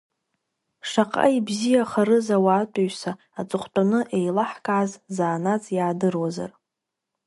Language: Abkhazian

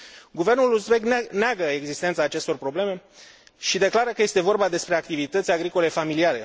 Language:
Romanian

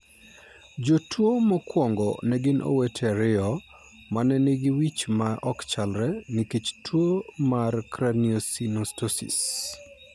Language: Luo (Kenya and Tanzania)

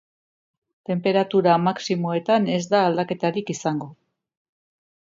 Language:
Basque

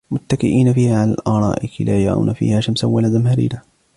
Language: Arabic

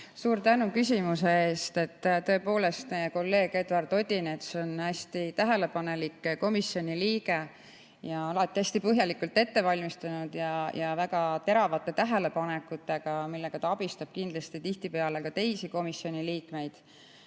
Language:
Estonian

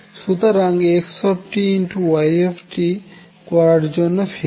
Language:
Bangla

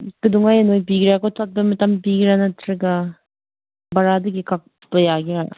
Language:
Manipuri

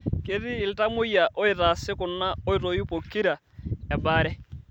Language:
Masai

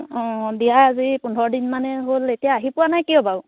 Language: Assamese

